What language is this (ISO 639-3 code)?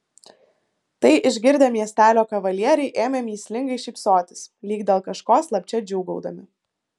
lit